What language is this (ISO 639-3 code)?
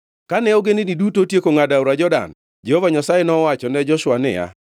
luo